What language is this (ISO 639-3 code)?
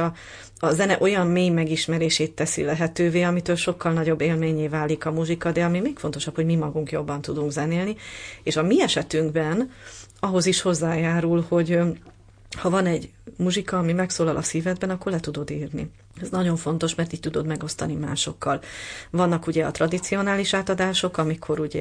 hun